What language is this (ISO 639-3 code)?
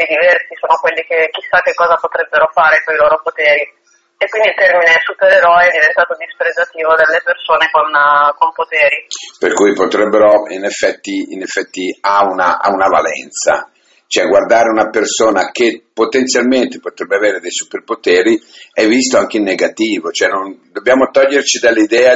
ita